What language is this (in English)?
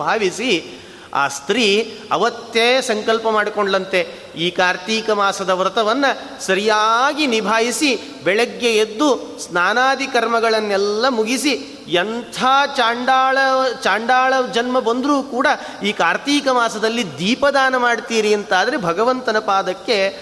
Kannada